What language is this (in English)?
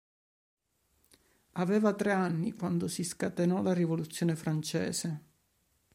Italian